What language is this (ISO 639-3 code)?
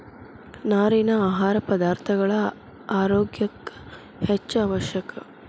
kan